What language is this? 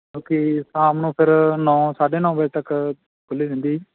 Punjabi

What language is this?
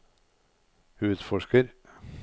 Norwegian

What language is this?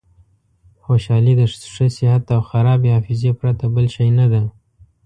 Pashto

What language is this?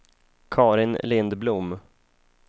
Swedish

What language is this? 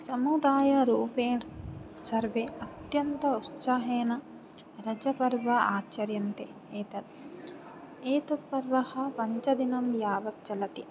Sanskrit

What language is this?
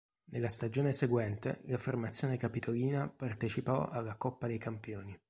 Italian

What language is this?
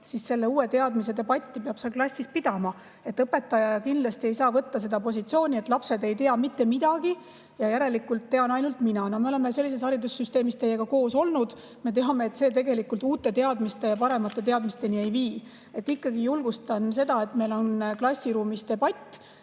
Estonian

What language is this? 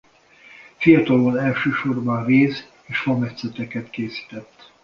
Hungarian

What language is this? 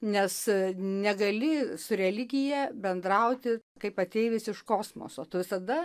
Lithuanian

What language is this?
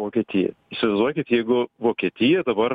Lithuanian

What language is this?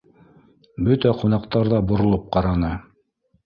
Bashkir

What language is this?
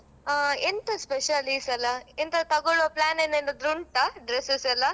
Kannada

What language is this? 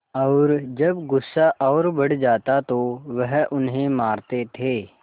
Hindi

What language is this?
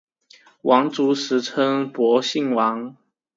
Chinese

